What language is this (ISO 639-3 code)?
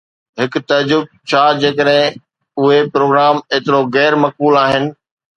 snd